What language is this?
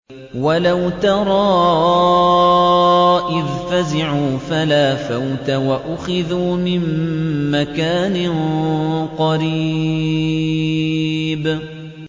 Arabic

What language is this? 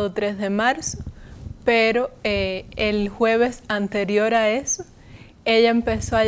Spanish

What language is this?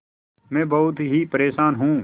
Hindi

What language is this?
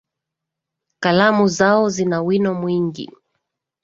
Swahili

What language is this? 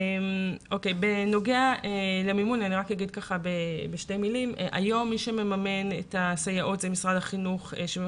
Hebrew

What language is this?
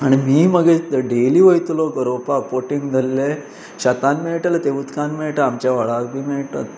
Konkani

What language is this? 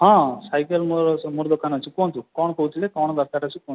Odia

